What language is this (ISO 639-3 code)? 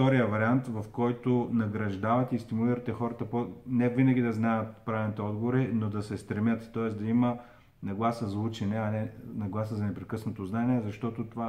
bul